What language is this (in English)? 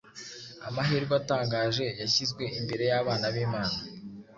Kinyarwanda